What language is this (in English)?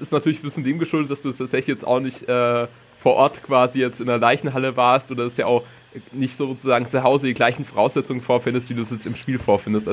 German